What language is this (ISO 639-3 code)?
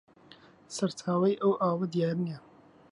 ckb